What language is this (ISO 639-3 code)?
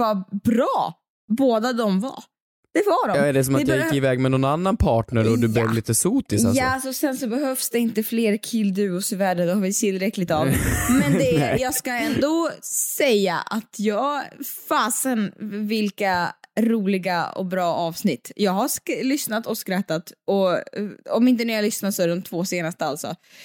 swe